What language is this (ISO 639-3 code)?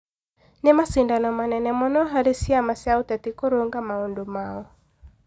kik